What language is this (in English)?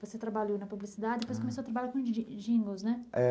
Portuguese